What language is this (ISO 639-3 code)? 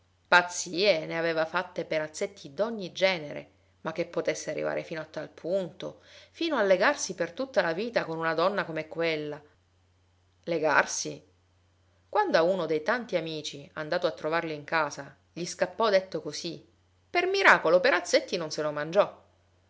ita